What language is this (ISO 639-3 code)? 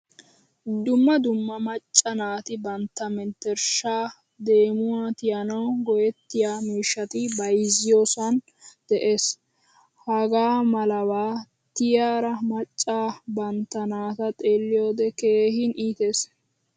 wal